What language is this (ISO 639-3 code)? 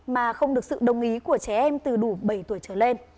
vie